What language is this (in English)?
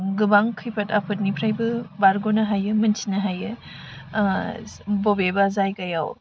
Bodo